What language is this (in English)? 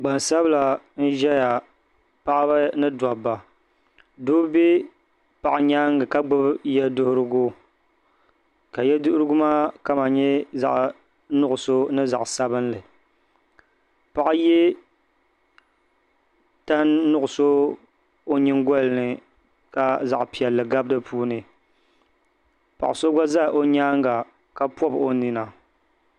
Dagbani